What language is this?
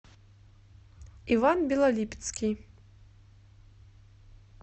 Russian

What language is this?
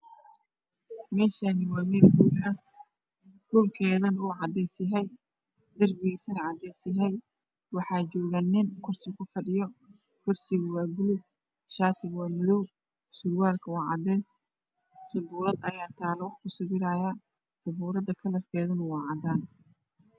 Somali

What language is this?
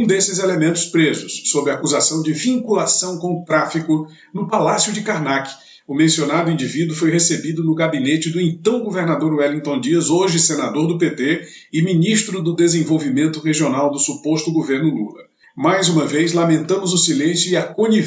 Portuguese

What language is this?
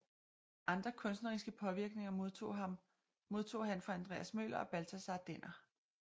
Danish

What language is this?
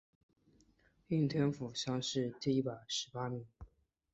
Chinese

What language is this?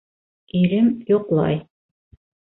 Bashkir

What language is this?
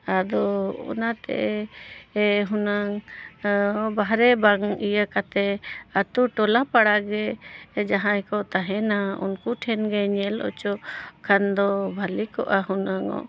Santali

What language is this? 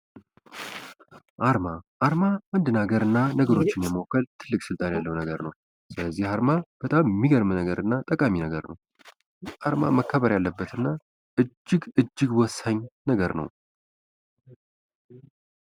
Amharic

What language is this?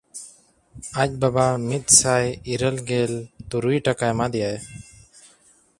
Santali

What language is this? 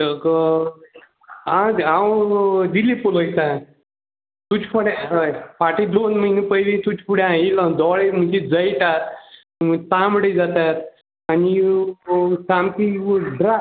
Konkani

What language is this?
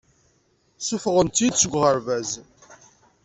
Kabyle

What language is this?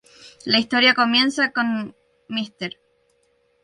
Spanish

